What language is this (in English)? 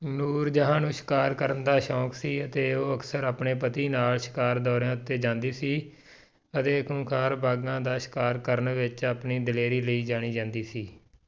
Punjabi